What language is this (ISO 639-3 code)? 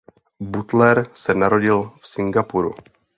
ces